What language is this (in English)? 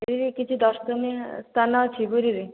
Odia